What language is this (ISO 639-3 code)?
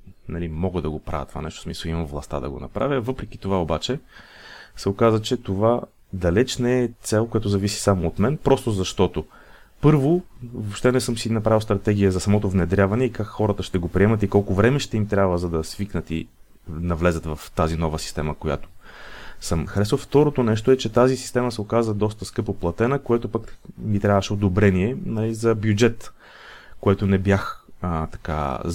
bul